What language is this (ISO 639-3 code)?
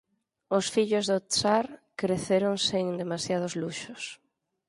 glg